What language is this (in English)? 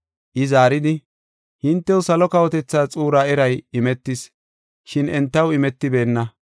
Gofa